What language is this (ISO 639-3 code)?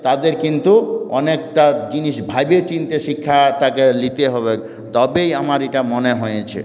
ben